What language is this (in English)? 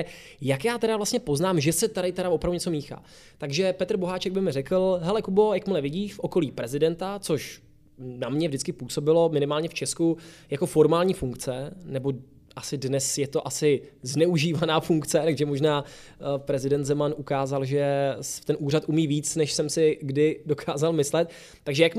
Czech